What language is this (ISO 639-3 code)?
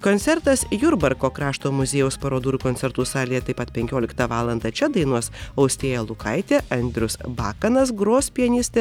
lit